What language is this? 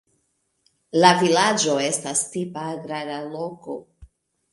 Esperanto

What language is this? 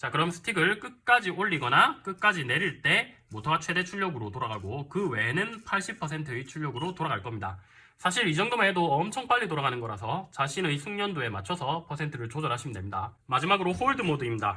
Korean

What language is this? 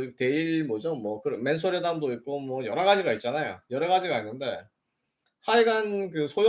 Korean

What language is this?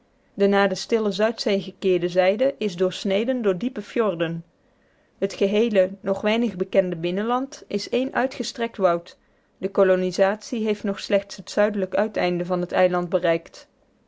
Dutch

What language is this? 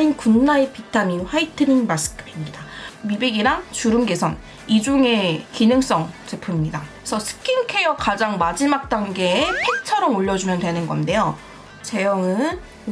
Korean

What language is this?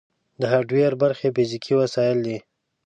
Pashto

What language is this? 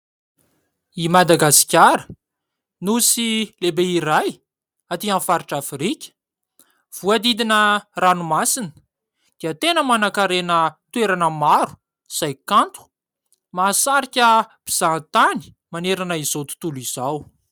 Malagasy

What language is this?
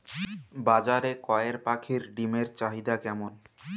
Bangla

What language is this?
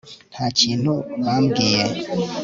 Kinyarwanda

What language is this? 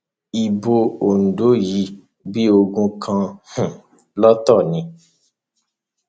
Yoruba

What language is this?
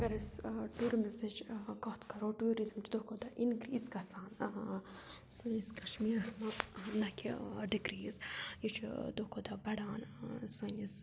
Kashmiri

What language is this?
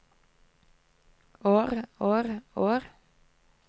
Norwegian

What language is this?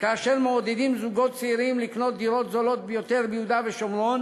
Hebrew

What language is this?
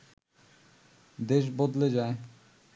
Bangla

